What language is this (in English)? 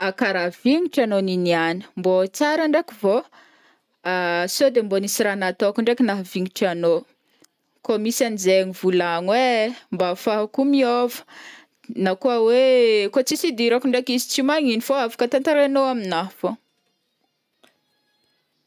Northern Betsimisaraka Malagasy